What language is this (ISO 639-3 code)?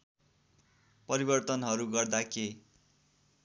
nep